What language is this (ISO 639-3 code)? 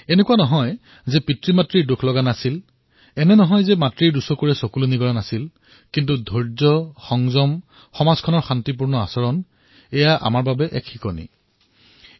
asm